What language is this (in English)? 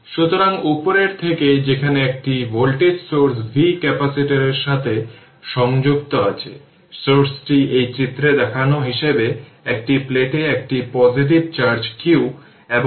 Bangla